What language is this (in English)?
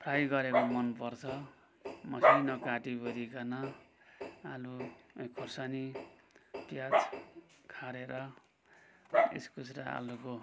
Nepali